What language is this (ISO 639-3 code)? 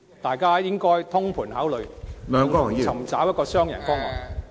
yue